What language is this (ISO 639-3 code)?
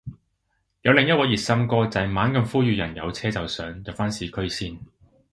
yue